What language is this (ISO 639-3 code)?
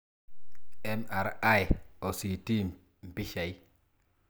mas